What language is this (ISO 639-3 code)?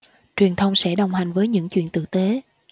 vie